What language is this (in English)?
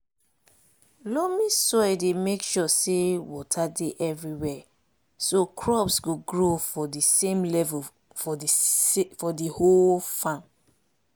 Nigerian Pidgin